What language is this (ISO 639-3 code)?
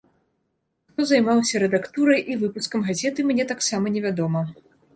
bel